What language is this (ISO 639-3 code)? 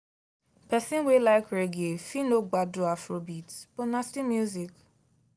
pcm